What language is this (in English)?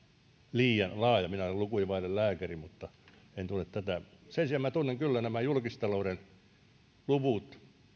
Finnish